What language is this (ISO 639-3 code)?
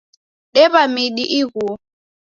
dav